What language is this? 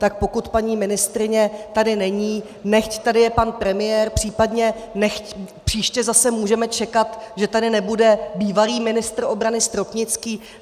Czech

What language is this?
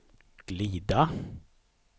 Swedish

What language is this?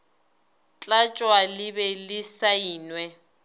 Northern Sotho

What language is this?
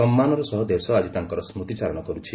Odia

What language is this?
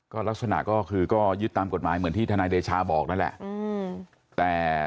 Thai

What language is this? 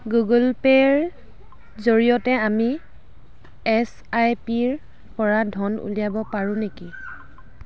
Assamese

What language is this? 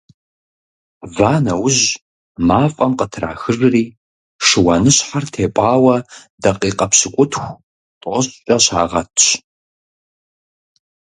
Kabardian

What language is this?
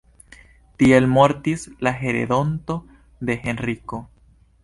Esperanto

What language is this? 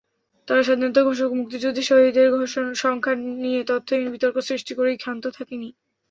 Bangla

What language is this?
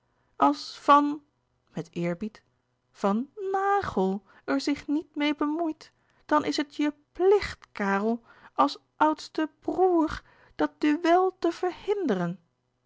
Dutch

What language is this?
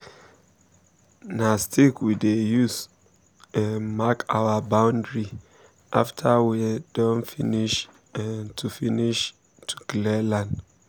Nigerian Pidgin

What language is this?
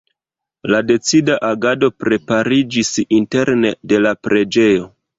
Esperanto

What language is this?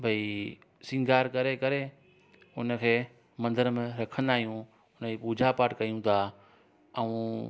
Sindhi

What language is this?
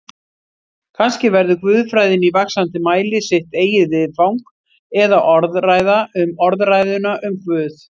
Icelandic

